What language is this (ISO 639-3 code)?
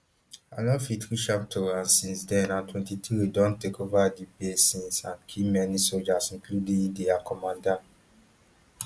pcm